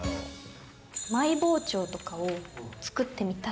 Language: Japanese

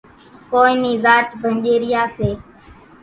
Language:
Kachi Koli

